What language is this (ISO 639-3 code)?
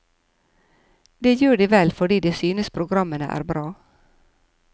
nor